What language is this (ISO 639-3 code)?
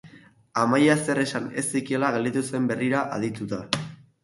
eus